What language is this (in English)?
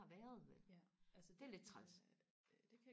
Danish